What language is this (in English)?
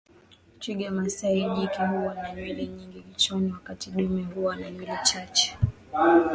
Swahili